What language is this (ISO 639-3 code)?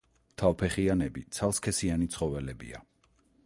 kat